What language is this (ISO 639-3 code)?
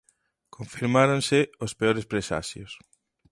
glg